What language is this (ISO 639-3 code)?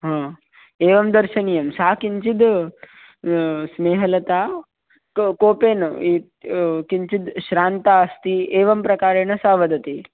san